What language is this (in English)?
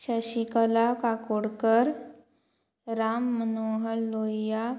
Konkani